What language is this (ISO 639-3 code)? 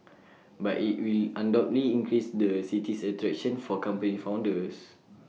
eng